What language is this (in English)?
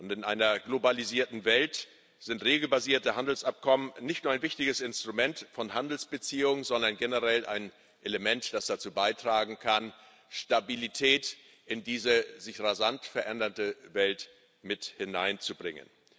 German